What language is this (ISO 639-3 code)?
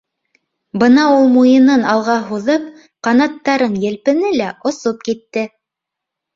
bak